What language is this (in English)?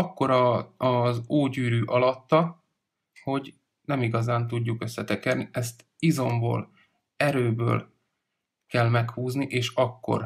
Hungarian